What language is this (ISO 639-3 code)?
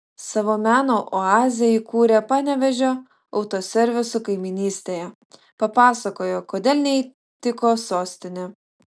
lit